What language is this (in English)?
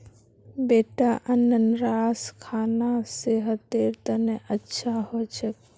Magahi